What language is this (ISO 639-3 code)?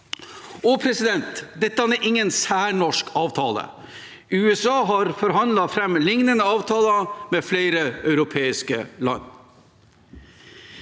nor